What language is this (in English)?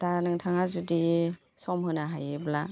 Bodo